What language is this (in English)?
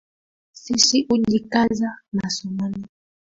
Swahili